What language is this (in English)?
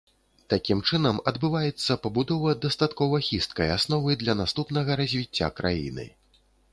Belarusian